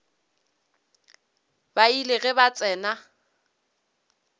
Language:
Northern Sotho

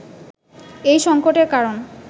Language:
Bangla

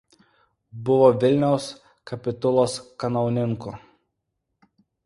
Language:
Lithuanian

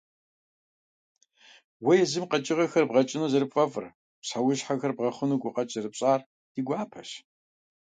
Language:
Kabardian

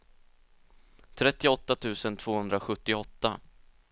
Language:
Swedish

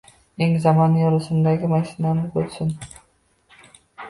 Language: Uzbek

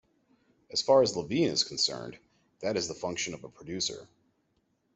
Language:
English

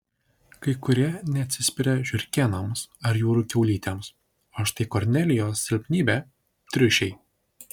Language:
Lithuanian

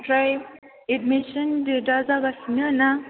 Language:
Bodo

